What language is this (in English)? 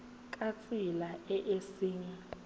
Tswana